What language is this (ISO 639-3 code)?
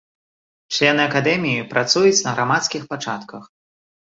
bel